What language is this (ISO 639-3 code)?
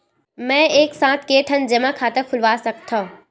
hne